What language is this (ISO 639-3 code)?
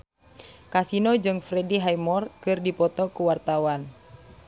sun